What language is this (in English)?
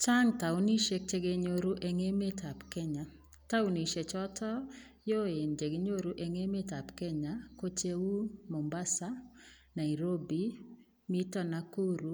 Kalenjin